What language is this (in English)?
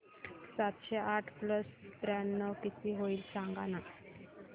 Marathi